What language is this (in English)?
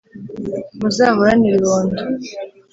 Kinyarwanda